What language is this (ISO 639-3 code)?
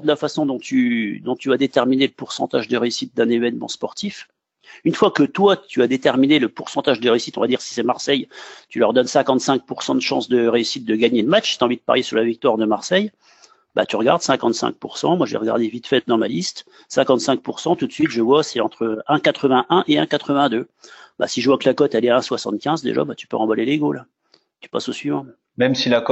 fra